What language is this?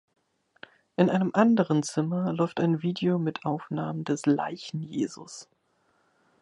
German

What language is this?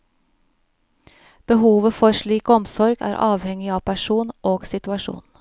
Norwegian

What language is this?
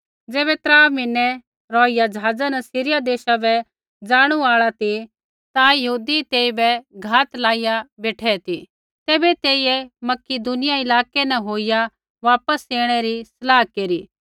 Kullu Pahari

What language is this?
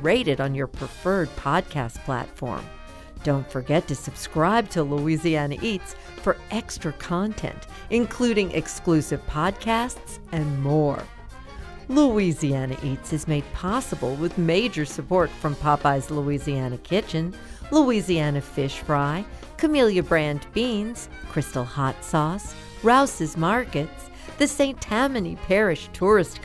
English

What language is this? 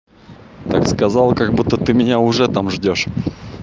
Russian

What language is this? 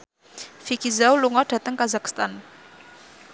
Javanese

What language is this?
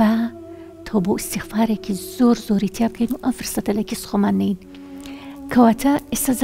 Arabic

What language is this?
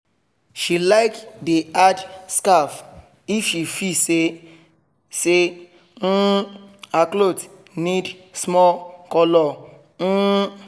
Nigerian Pidgin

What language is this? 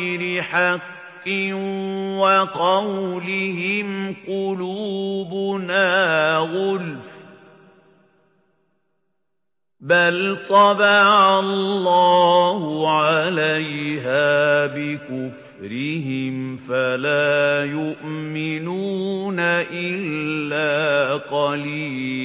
Arabic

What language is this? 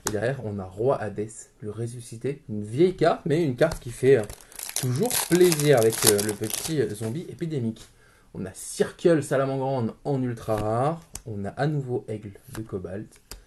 French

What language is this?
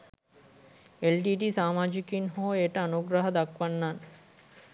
Sinhala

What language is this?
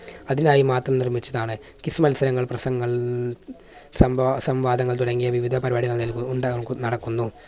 Malayalam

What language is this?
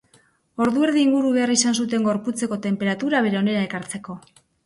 Basque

